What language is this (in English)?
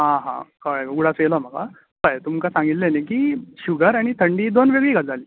Konkani